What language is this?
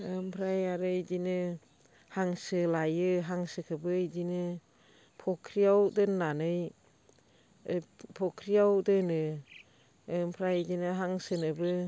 Bodo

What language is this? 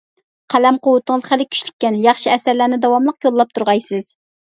Uyghur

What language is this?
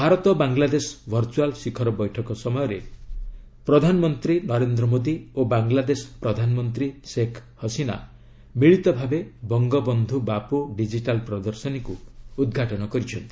Odia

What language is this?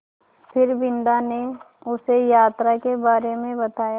Hindi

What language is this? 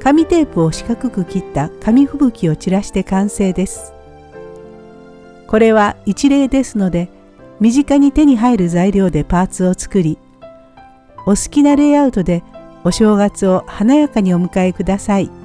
Japanese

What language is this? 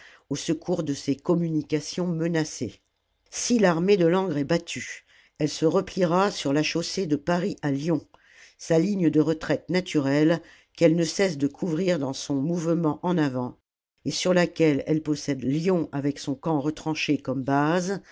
French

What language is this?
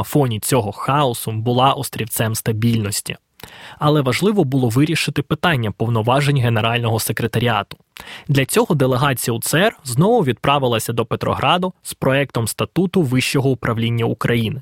Ukrainian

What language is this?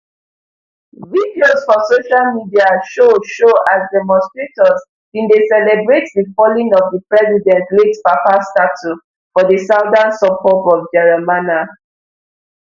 Nigerian Pidgin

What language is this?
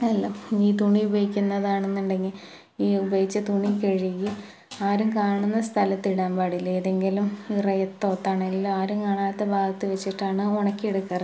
Malayalam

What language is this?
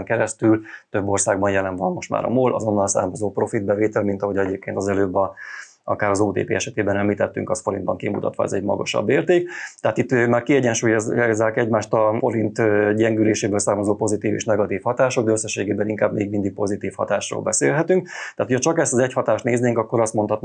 Hungarian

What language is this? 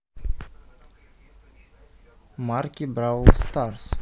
Russian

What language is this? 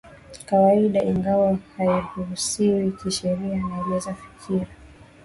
Swahili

